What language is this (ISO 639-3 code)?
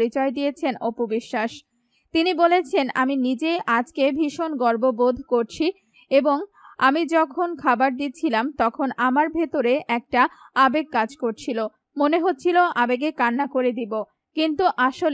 tur